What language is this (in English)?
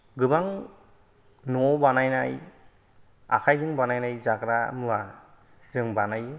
Bodo